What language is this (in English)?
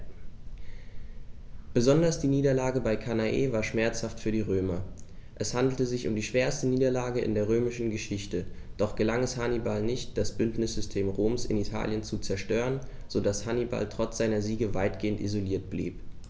German